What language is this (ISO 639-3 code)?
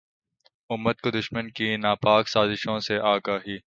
urd